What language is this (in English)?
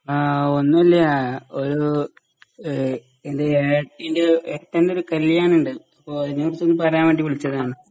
Malayalam